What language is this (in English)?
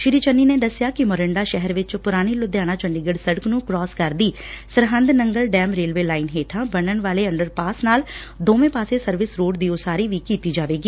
Punjabi